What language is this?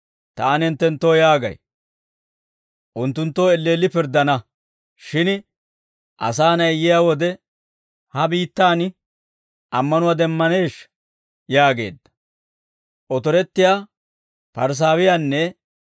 Dawro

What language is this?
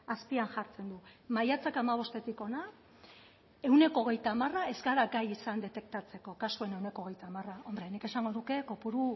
Basque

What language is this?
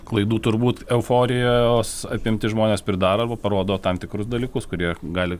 Lithuanian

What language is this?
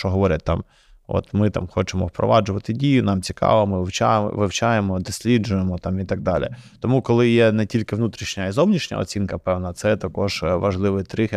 Ukrainian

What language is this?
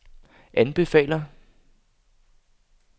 Danish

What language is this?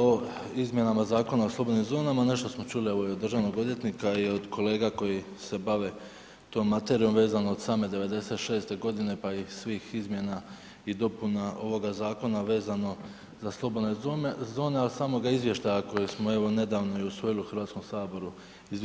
Croatian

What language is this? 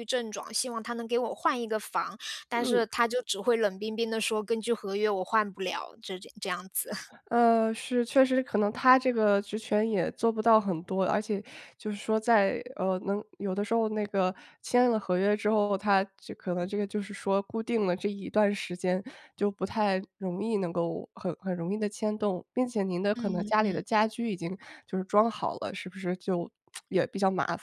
Chinese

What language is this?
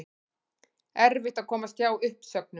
Icelandic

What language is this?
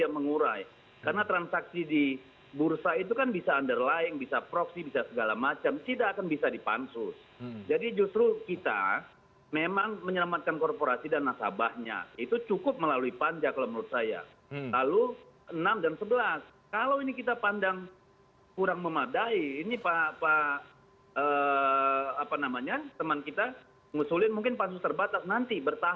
Indonesian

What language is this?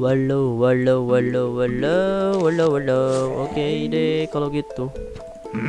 Indonesian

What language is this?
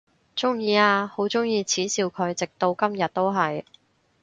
Cantonese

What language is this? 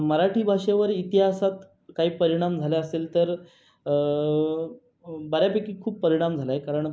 Marathi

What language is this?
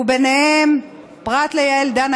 Hebrew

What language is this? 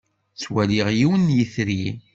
Kabyle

